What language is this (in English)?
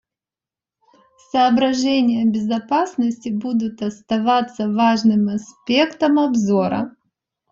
Russian